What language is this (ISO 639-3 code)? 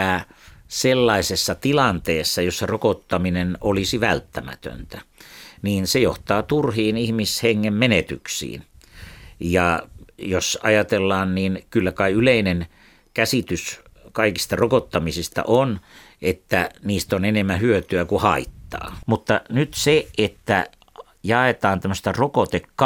fin